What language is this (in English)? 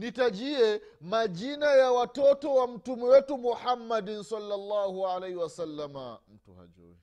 Swahili